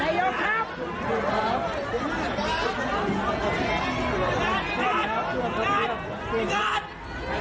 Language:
Thai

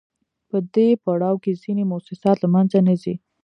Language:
Pashto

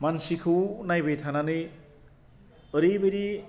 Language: Bodo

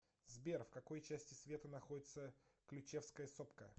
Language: Russian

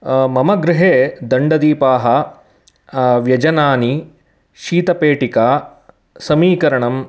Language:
Sanskrit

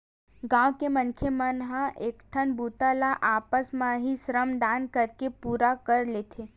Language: Chhattisgarhi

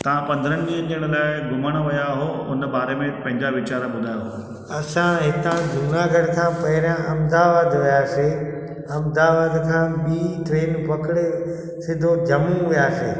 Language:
Sindhi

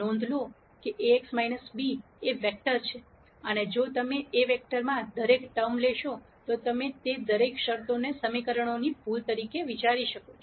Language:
Gujarati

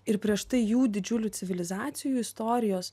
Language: Lithuanian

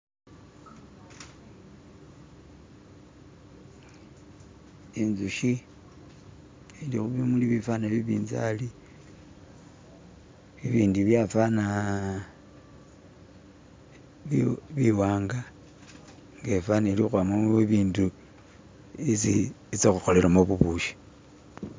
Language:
Masaaba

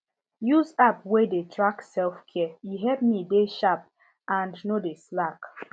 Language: Nigerian Pidgin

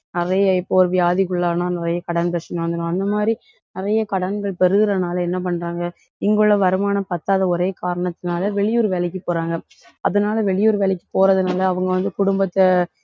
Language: Tamil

